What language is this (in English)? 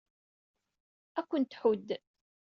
Kabyle